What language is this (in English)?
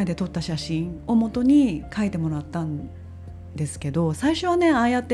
Japanese